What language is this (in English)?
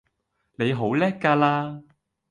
Cantonese